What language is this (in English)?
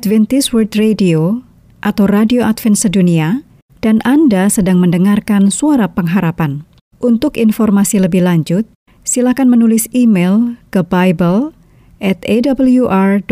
Indonesian